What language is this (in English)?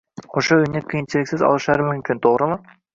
Uzbek